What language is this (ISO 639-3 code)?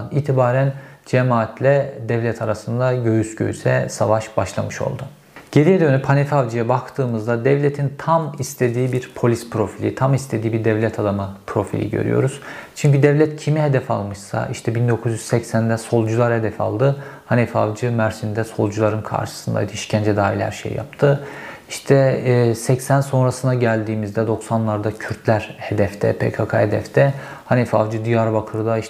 tur